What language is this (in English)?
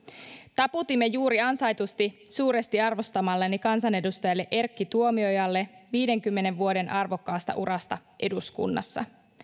Finnish